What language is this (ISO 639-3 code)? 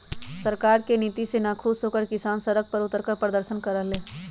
mag